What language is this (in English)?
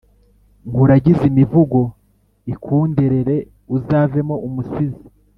Kinyarwanda